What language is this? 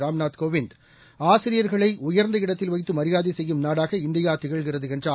Tamil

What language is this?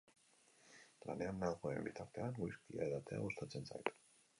Basque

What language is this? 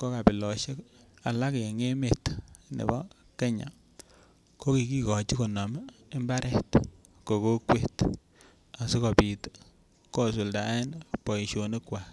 Kalenjin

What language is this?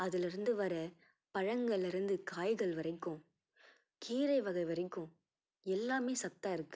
Tamil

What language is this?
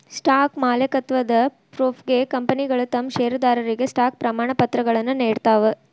Kannada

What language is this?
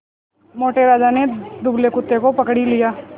Hindi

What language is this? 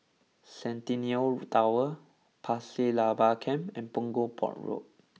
English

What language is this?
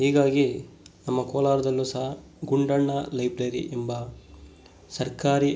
Kannada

